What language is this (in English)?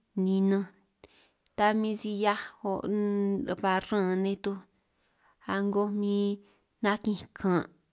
San Martín Itunyoso Triqui